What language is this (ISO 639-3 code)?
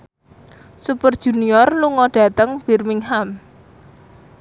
jav